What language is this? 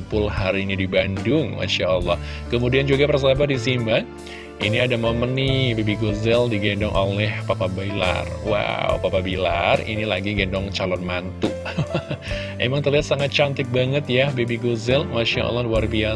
Indonesian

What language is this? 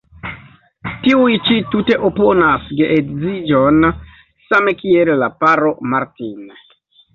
Esperanto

